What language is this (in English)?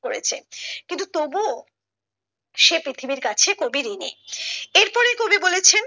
Bangla